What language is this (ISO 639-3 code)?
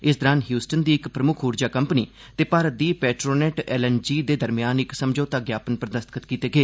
doi